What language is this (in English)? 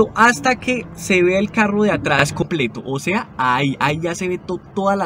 Spanish